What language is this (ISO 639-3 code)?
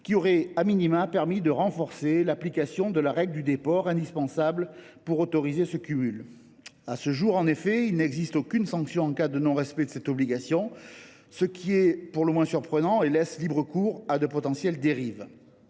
fra